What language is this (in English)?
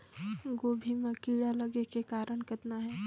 Chhattisgarhi